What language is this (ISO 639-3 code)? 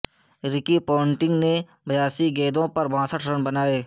urd